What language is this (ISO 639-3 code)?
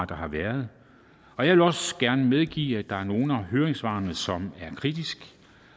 dan